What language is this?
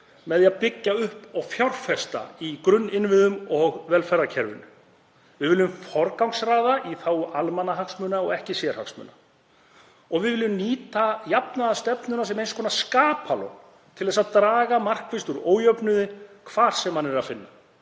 Icelandic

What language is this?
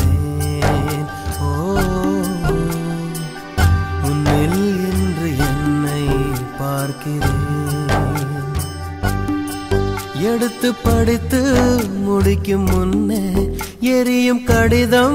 Arabic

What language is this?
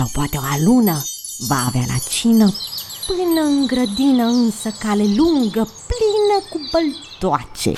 Romanian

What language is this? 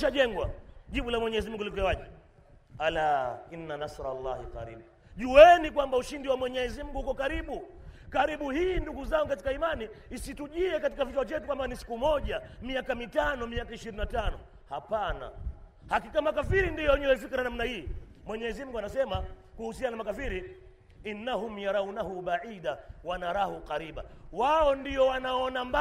Swahili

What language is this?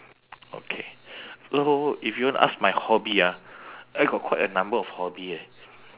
English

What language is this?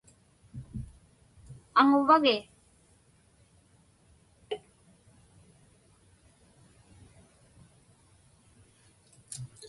Inupiaq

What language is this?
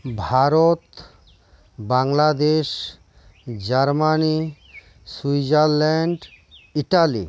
Santali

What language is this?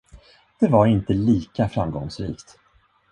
Swedish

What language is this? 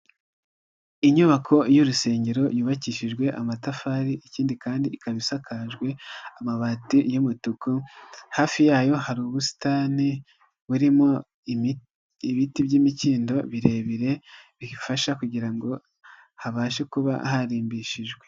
Kinyarwanda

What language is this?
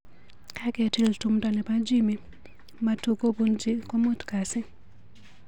Kalenjin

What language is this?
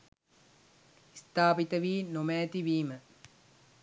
Sinhala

